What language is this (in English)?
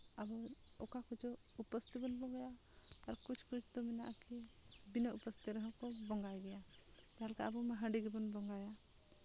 Santali